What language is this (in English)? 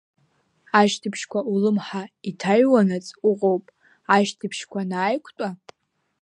Abkhazian